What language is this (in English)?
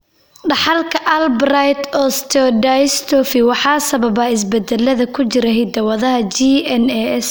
Somali